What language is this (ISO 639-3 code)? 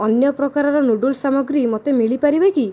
ori